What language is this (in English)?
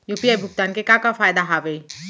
Chhattisgarhi